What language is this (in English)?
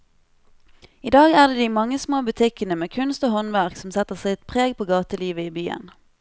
Norwegian